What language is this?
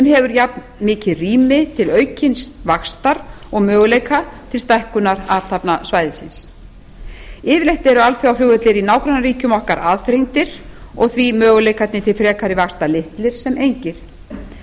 Icelandic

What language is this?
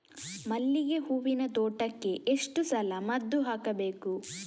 Kannada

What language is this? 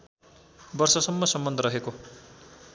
Nepali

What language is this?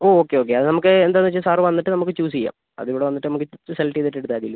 Malayalam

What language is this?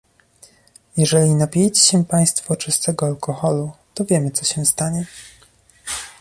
Polish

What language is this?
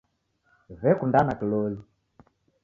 Taita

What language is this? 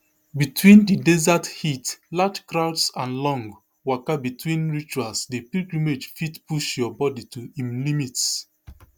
Nigerian Pidgin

